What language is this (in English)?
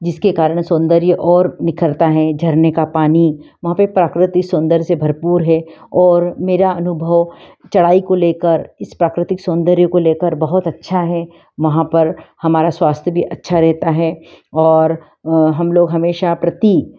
Hindi